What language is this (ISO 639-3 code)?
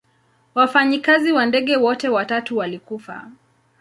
swa